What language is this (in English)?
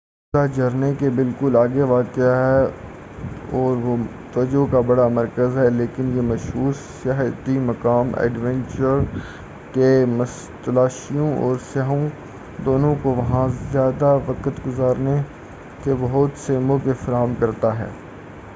Urdu